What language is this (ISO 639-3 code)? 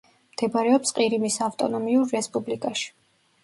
kat